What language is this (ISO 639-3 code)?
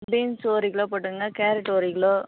tam